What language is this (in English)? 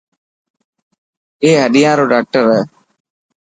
Dhatki